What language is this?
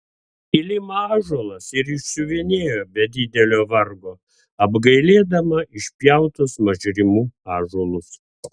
Lithuanian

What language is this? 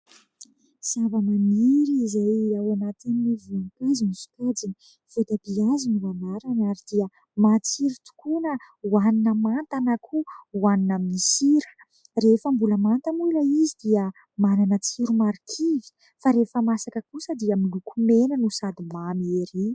Malagasy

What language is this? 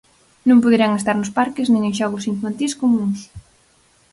Galician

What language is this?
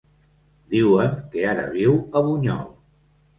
Catalan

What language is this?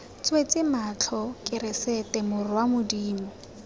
Tswana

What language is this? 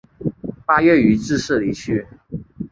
Chinese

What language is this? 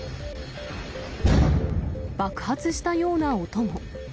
Japanese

